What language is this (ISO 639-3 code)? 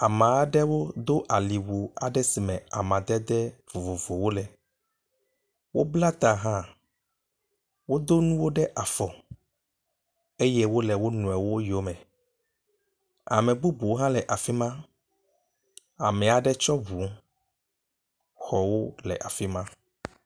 ewe